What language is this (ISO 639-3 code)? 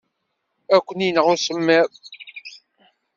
kab